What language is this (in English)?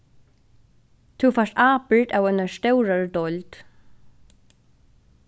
Faroese